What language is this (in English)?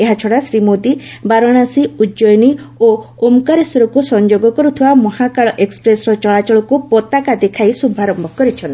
Odia